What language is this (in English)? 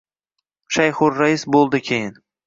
Uzbek